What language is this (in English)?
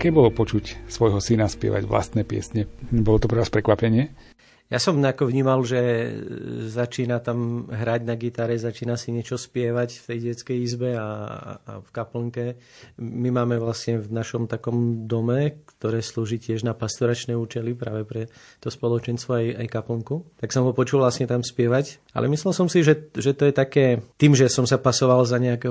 Slovak